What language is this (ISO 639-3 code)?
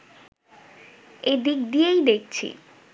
ben